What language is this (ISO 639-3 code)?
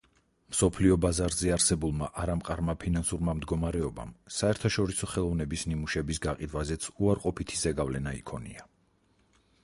kat